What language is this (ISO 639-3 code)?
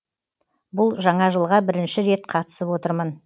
kaz